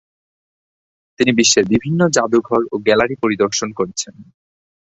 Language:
Bangla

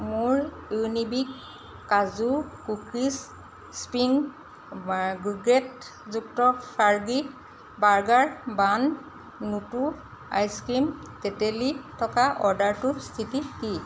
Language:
Assamese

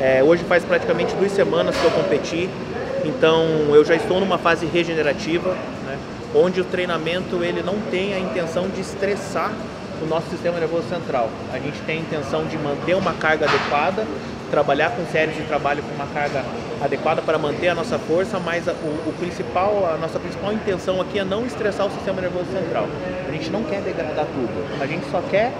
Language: Portuguese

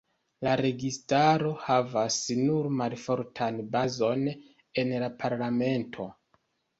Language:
Esperanto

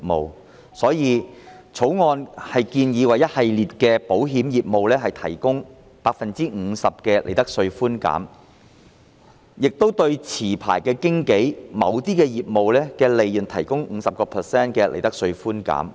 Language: Cantonese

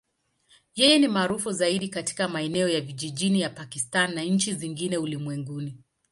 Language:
Swahili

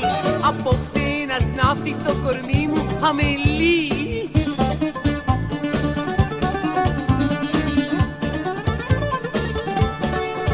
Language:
Greek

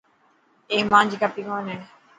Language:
Dhatki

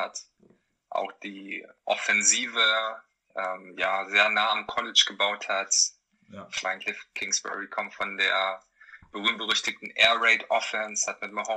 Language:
German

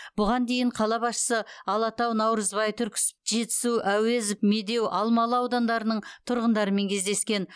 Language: Kazakh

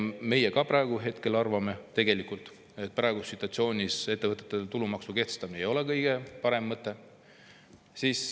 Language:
Estonian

